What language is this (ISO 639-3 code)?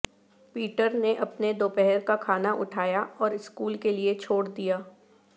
urd